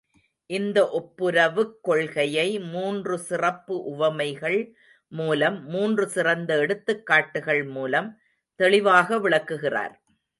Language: Tamil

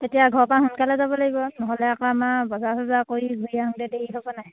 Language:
Assamese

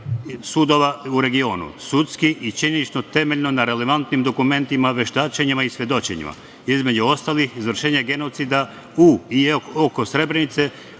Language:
Serbian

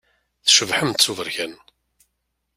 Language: Kabyle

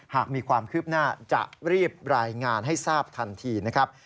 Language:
Thai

